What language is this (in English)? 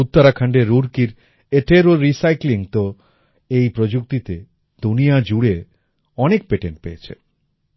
Bangla